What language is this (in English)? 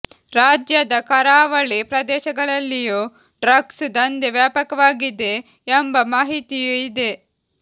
Kannada